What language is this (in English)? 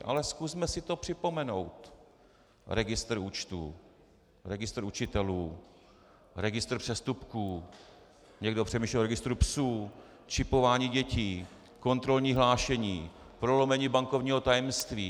Czech